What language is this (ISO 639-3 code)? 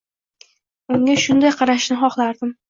uzb